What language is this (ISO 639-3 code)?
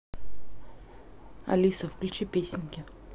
rus